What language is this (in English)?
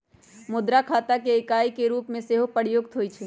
Magahi